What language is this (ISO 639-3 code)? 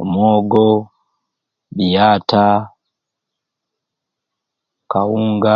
ruc